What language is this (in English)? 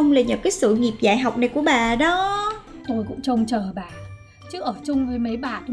Vietnamese